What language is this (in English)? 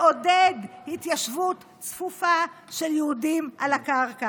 Hebrew